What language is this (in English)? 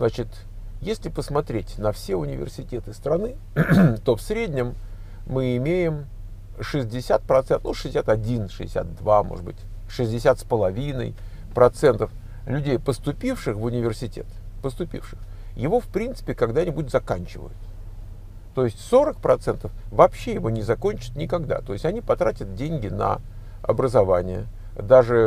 Russian